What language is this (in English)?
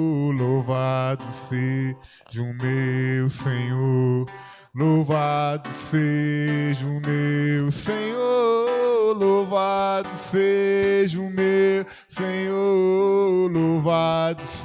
Portuguese